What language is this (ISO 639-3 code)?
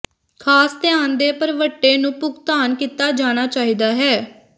pan